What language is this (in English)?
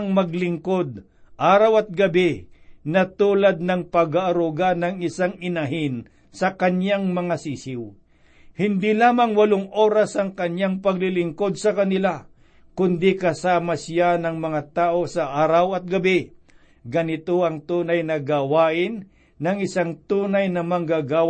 Filipino